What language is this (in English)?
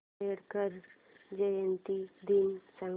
Marathi